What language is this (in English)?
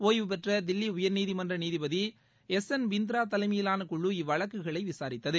Tamil